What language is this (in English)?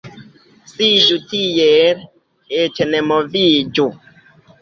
Esperanto